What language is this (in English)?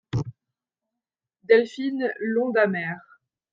French